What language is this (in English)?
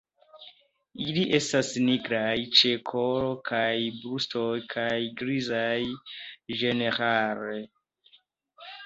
Esperanto